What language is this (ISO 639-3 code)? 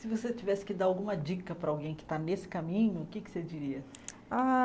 por